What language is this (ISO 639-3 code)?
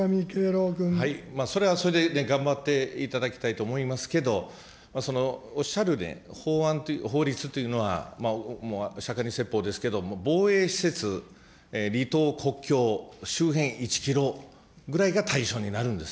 jpn